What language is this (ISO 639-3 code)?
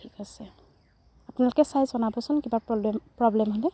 asm